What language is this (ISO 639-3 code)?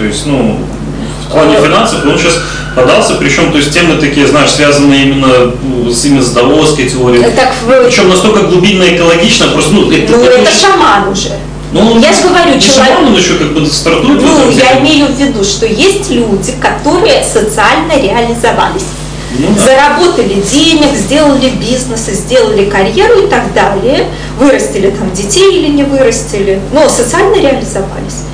rus